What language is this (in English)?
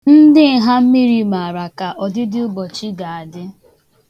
Igbo